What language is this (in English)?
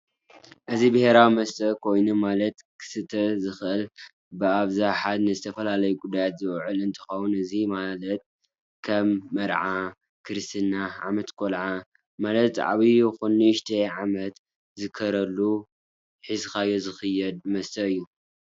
Tigrinya